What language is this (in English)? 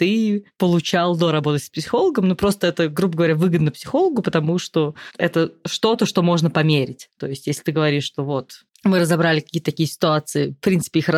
Russian